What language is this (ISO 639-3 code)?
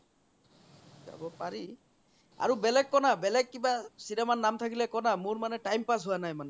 asm